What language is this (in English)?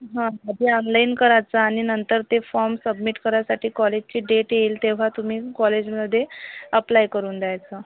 Marathi